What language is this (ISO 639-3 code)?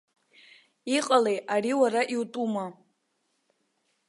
abk